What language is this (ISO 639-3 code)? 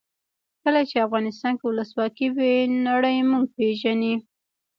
pus